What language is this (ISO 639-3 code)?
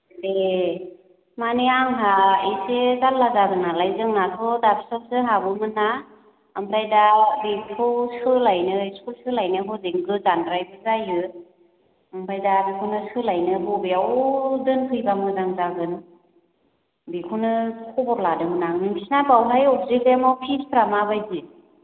brx